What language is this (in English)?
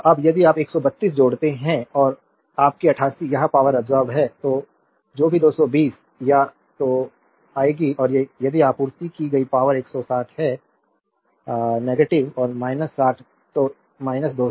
Hindi